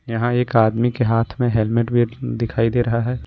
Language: Hindi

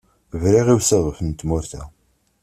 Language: Kabyle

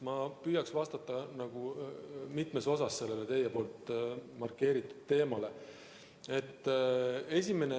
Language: Estonian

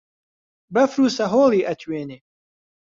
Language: Central Kurdish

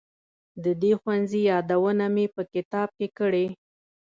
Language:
Pashto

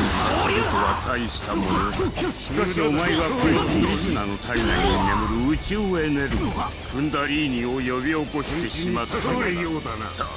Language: Japanese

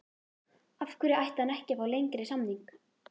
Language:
Icelandic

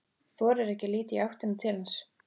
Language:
Icelandic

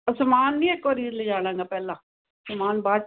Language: Punjabi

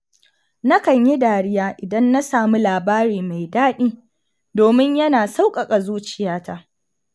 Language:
Hausa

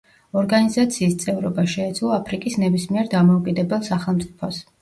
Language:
Georgian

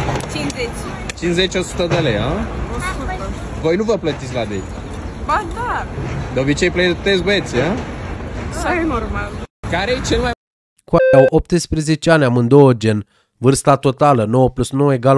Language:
Romanian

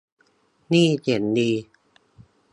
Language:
Thai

